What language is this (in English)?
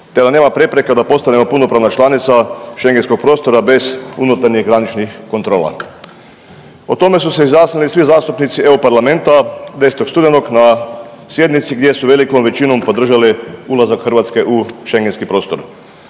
Croatian